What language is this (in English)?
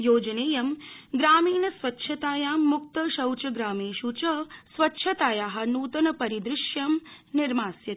Sanskrit